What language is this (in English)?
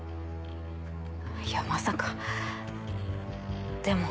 Japanese